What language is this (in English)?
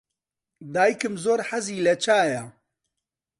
Central Kurdish